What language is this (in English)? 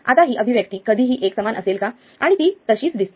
Marathi